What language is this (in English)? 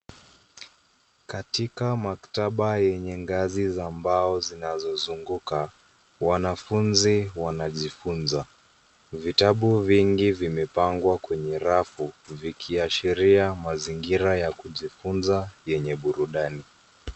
Swahili